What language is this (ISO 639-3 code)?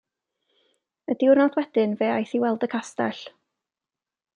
cym